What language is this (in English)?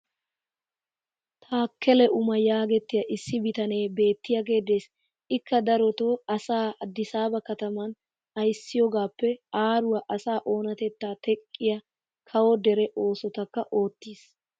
Wolaytta